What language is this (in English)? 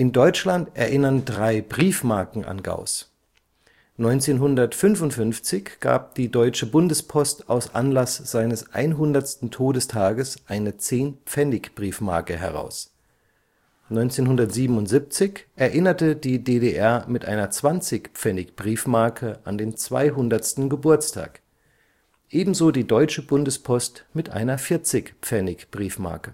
German